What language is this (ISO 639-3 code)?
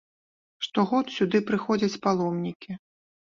bel